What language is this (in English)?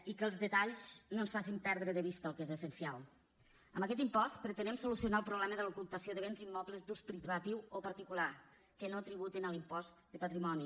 Catalan